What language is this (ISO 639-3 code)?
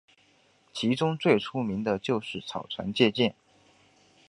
zho